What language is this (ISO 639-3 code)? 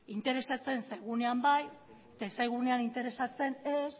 eus